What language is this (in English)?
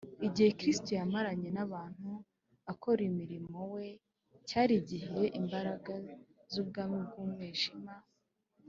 Kinyarwanda